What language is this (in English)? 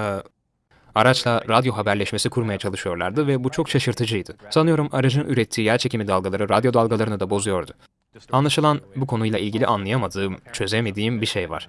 Turkish